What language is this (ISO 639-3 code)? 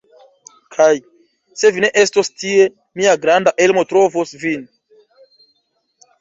epo